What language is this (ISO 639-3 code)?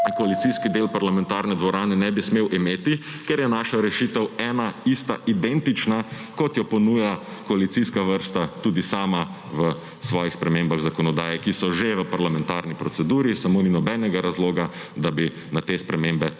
slv